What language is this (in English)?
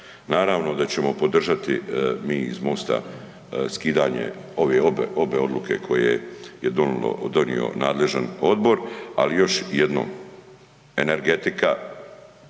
Croatian